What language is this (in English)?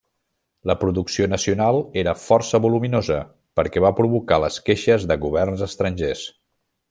Catalan